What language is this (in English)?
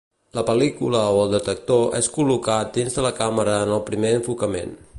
Catalan